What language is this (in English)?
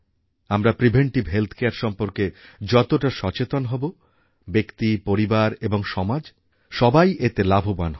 Bangla